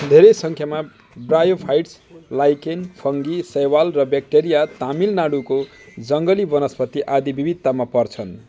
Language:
Nepali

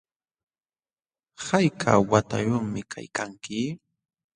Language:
Jauja Wanca Quechua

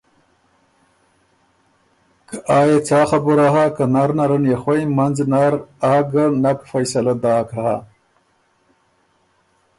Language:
Ormuri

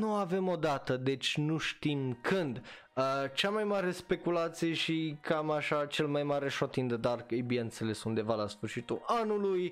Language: Romanian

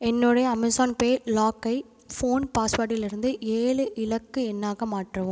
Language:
Tamil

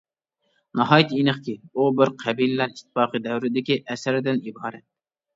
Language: Uyghur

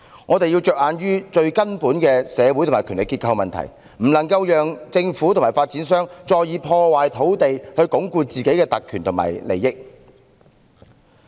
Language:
Cantonese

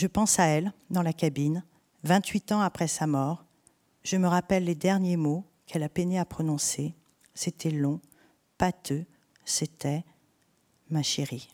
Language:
French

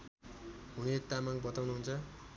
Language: Nepali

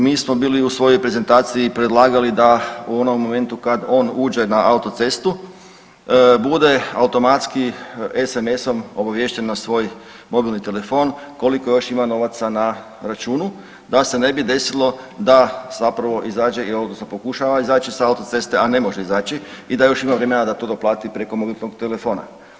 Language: Croatian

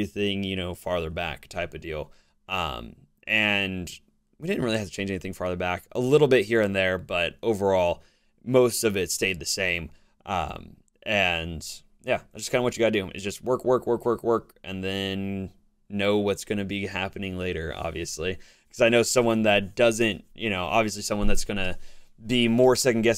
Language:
English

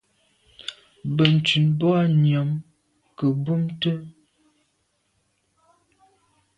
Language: Medumba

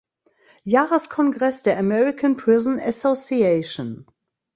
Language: German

